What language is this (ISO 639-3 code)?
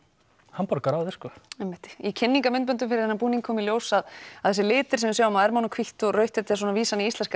isl